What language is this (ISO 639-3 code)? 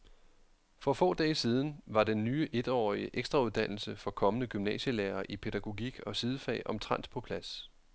dan